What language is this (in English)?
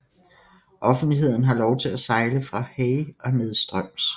Danish